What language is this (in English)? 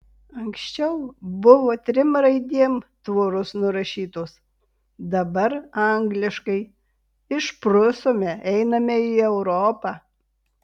Lithuanian